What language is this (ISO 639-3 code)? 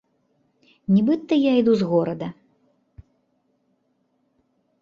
bel